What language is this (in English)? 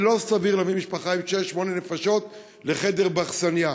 Hebrew